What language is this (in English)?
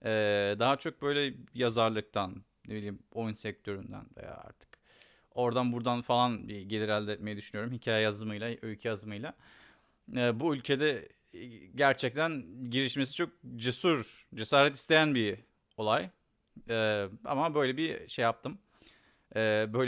Turkish